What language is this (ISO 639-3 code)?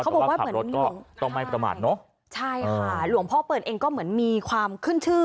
tha